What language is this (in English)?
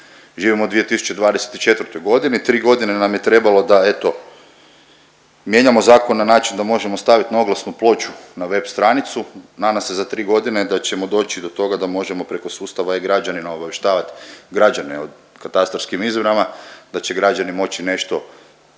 Croatian